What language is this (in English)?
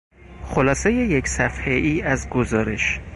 Persian